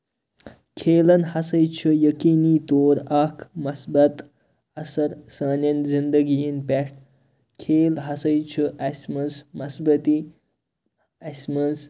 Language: Kashmiri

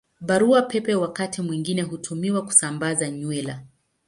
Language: Swahili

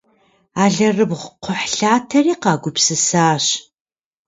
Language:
Kabardian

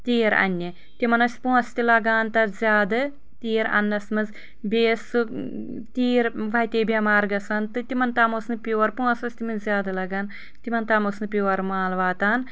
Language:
Kashmiri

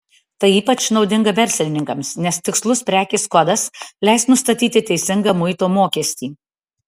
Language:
Lithuanian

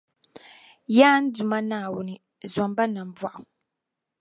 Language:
Dagbani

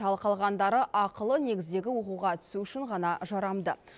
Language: Kazakh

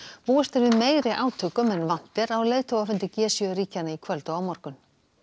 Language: Icelandic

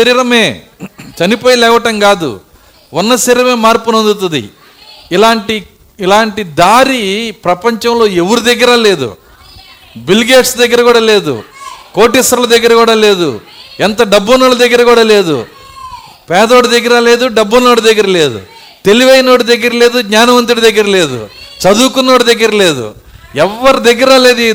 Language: Telugu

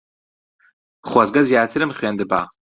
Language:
Central Kurdish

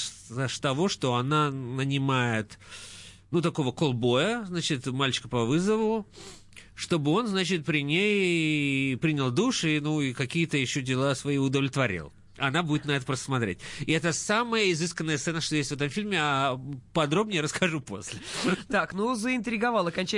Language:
Russian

